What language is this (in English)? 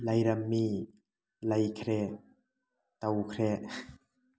Manipuri